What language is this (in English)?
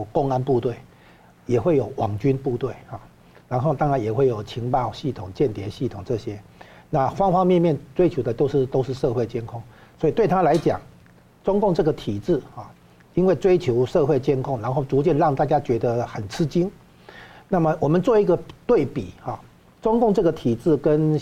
Chinese